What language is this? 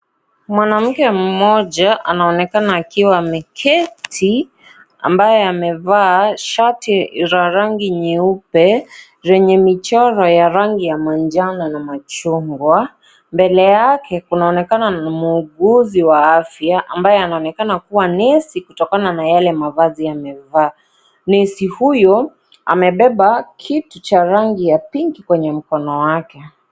Swahili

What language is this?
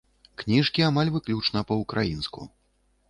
Belarusian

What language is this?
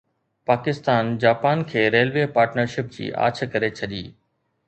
Sindhi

